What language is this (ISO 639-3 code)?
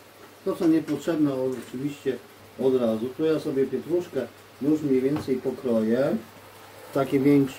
pol